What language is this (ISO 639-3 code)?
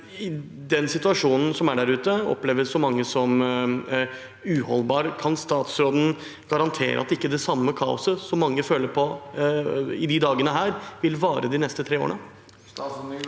nor